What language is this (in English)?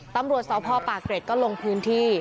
Thai